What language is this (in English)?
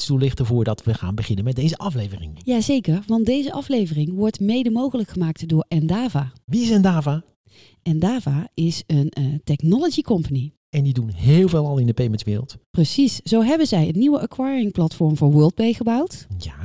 Dutch